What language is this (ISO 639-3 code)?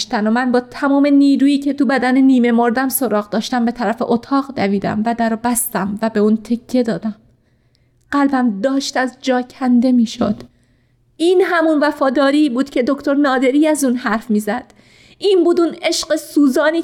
fas